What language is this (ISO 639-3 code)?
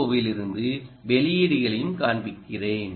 tam